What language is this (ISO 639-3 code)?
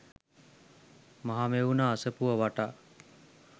sin